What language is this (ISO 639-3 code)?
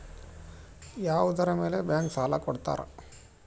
kan